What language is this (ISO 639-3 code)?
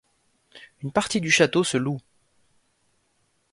fra